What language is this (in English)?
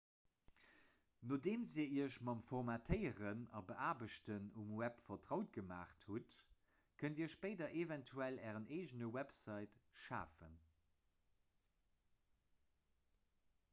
Luxembourgish